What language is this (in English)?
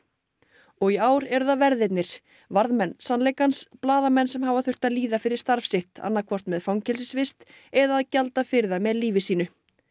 Icelandic